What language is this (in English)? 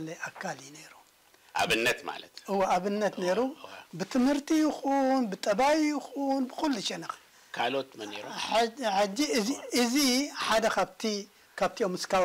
Arabic